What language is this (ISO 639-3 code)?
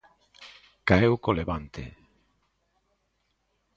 glg